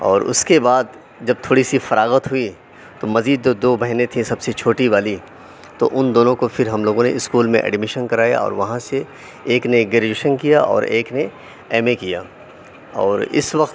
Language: Urdu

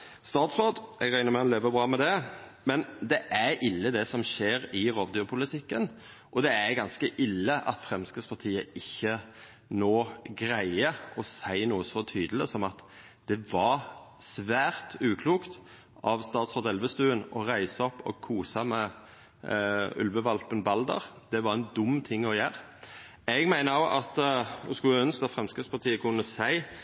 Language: Norwegian Nynorsk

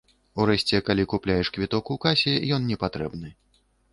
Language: Belarusian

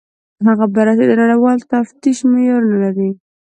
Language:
Pashto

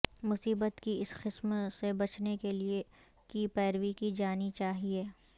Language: Urdu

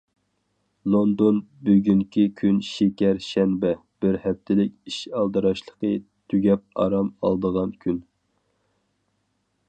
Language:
Uyghur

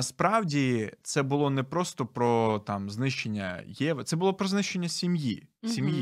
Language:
Ukrainian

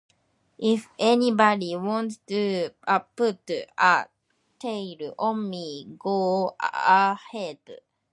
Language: English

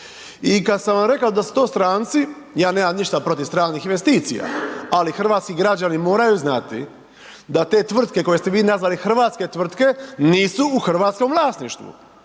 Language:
Croatian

